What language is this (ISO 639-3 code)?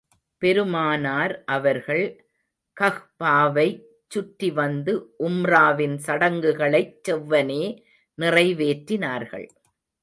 tam